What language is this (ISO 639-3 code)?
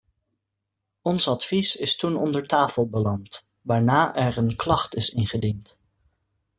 nld